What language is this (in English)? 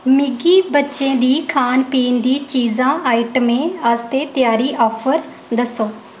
Dogri